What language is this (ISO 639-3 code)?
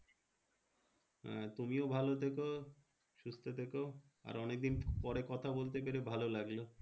ben